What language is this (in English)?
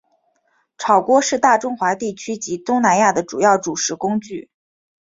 Chinese